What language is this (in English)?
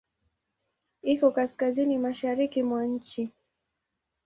Swahili